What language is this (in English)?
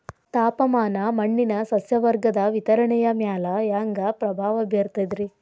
Kannada